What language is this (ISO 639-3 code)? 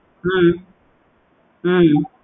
tam